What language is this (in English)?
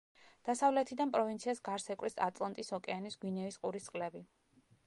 Georgian